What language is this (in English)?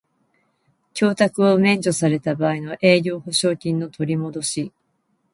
Japanese